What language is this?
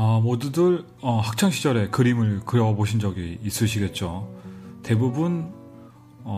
Korean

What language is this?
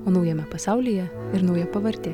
Lithuanian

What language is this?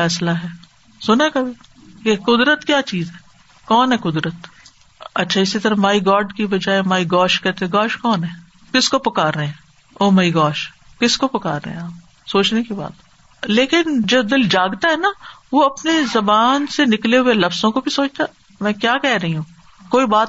Urdu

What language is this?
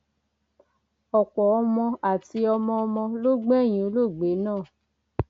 Yoruba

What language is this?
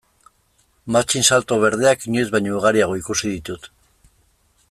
Basque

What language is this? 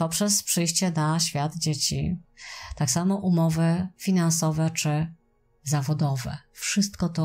Polish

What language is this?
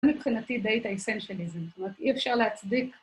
Hebrew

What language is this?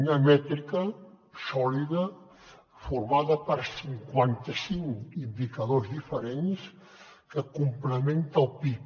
Catalan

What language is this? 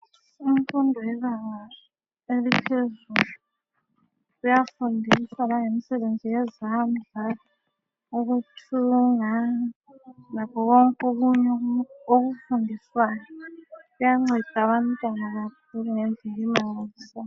North Ndebele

